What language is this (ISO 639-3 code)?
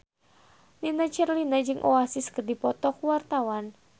sun